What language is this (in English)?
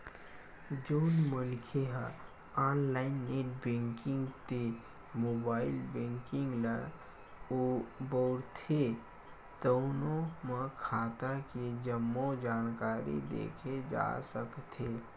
Chhattisgarhi